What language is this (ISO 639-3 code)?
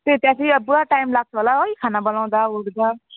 nep